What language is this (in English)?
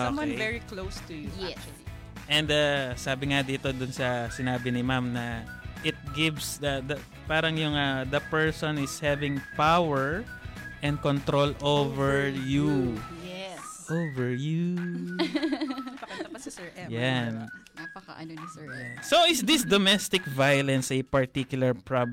Filipino